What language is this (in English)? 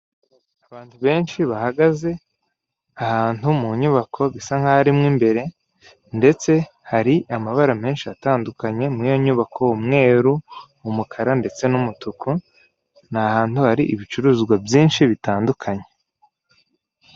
Kinyarwanda